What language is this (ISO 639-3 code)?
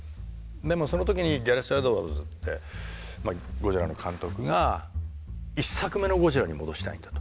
jpn